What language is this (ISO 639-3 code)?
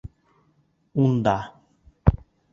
bak